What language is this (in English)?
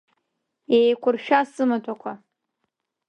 Abkhazian